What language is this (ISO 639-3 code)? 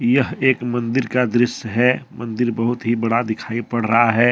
hin